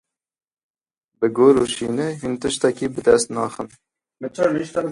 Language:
Kurdish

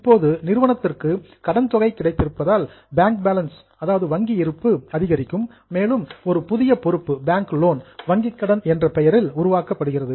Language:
Tamil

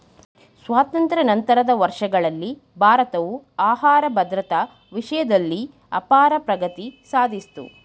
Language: Kannada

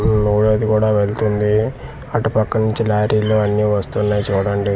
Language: Telugu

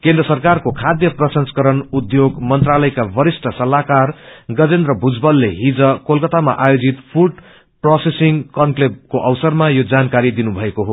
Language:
Nepali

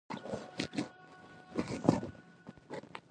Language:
Pashto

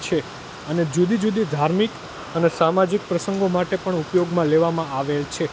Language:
Gujarati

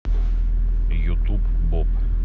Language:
Russian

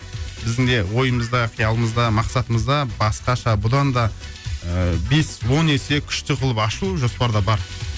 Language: Kazakh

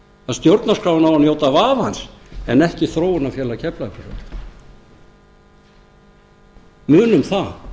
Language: Icelandic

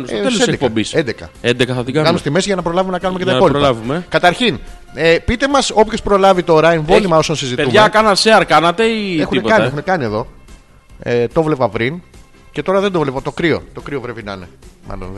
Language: Greek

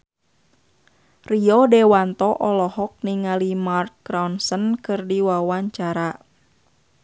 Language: Sundanese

